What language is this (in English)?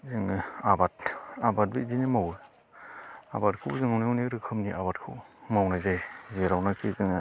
Bodo